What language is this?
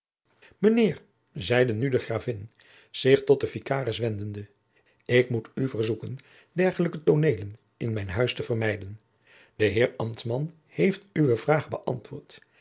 Dutch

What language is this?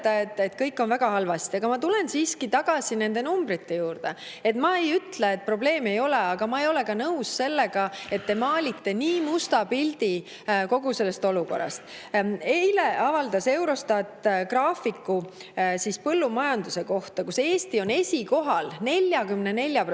Estonian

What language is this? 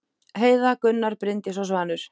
Icelandic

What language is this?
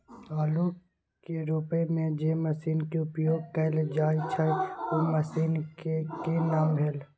Maithili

